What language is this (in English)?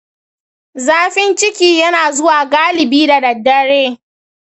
Hausa